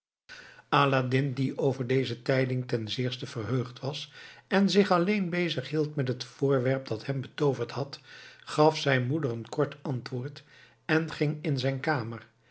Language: Dutch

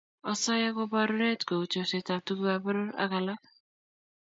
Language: Kalenjin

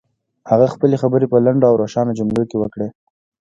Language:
Pashto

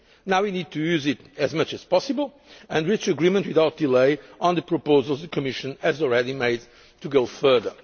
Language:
English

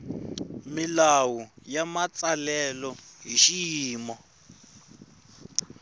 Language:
Tsonga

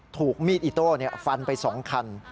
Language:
Thai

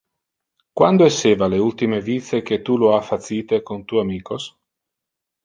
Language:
Interlingua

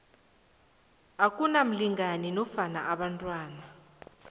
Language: South Ndebele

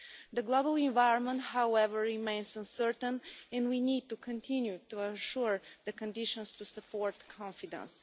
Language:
English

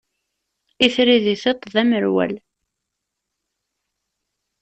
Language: Kabyle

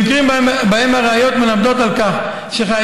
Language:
Hebrew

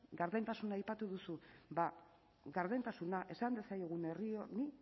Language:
Basque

